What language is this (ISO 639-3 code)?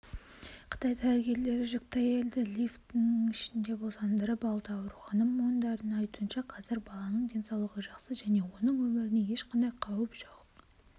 kaz